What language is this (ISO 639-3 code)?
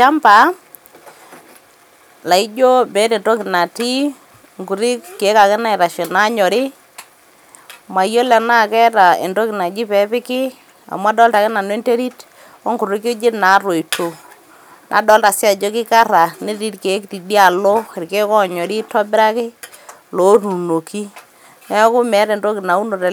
mas